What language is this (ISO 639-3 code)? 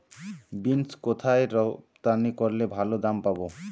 ben